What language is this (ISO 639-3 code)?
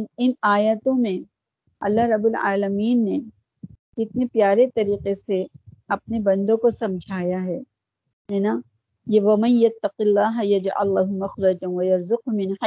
urd